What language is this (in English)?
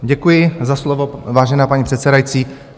Czech